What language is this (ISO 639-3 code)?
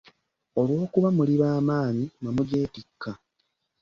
lug